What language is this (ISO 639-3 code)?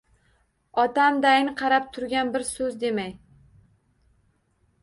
uzb